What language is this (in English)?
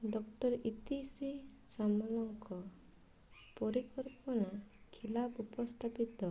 Odia